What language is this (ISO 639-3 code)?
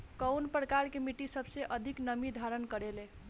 bho